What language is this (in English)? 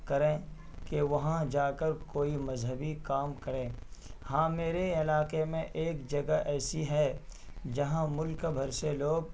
Urdu